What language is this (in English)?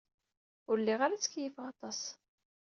Kabyle